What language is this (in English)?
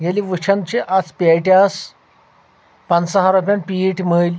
Kashmiri